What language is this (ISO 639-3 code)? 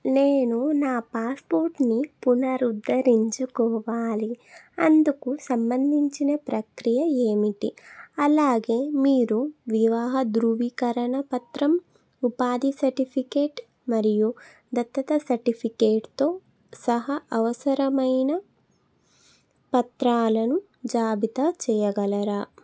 tel